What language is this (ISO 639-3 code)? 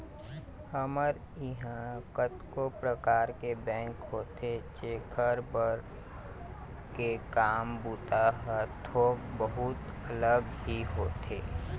hne